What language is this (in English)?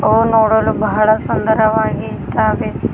Kannada